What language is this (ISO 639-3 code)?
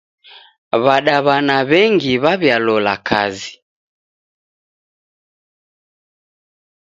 dav